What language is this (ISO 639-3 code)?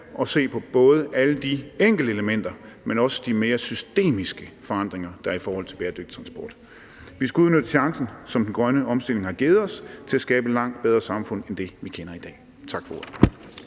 dan